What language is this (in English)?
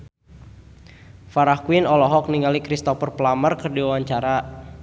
Sundanese